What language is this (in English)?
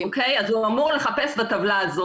Hebrew